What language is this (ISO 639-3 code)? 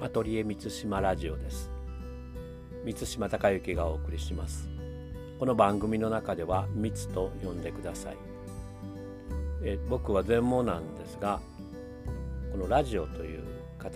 jpn